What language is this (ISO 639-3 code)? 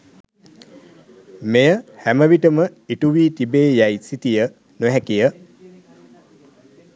sin